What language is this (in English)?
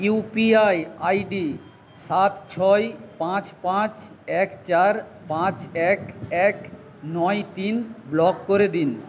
Bangla